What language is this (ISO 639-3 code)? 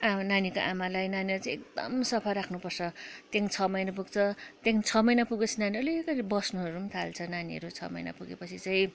nep